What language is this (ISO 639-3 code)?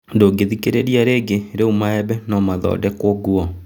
kik